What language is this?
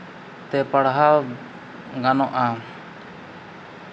Santali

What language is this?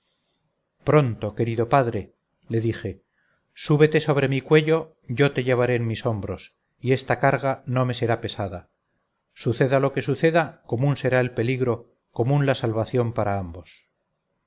Spanish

